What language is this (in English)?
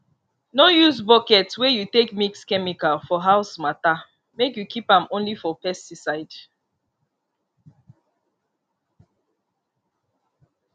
Nigerian Pidgin